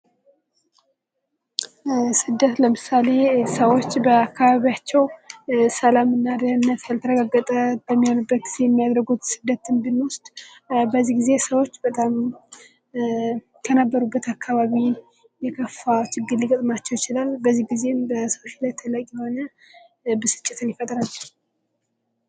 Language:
Amharic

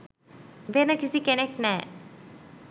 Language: Sinhala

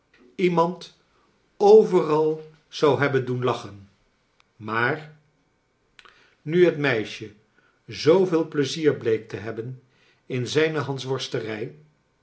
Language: Dutch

